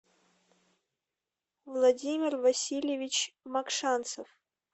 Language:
Russian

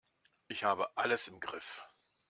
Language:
German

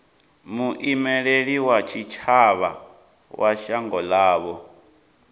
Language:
Venda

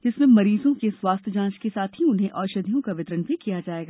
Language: Hindi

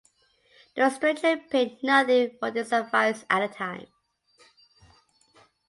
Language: English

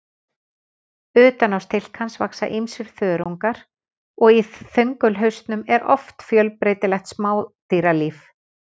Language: Icelandic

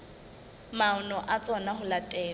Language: Southern Sotho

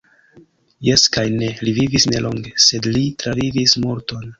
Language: Esperanto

